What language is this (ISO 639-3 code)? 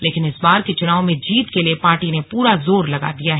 hin